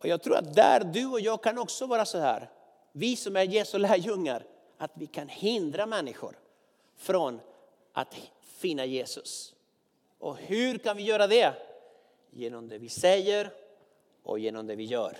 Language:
Swedish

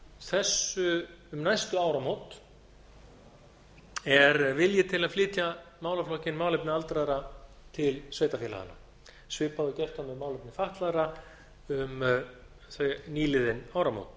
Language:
Icelandic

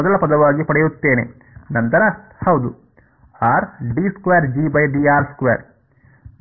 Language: Kannada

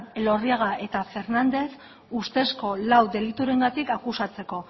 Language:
Basque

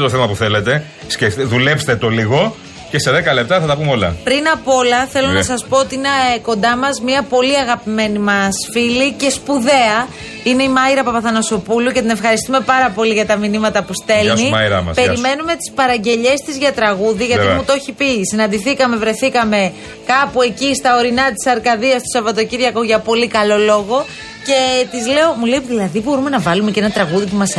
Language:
Greek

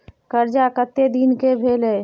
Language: Maithili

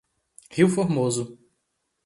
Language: Portuguese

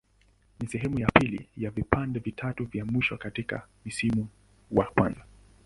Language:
Swahili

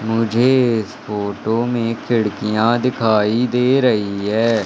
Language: Hindi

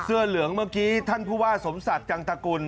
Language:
Thai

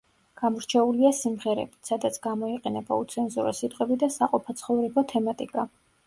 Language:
Georgian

